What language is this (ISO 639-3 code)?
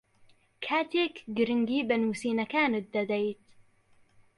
ckb